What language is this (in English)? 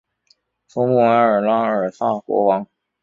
Chinese